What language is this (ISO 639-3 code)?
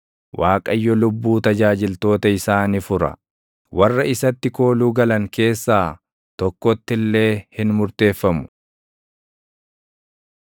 orm